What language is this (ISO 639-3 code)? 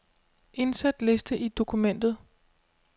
dan